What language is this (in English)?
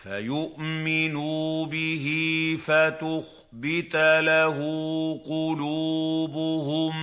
Arabic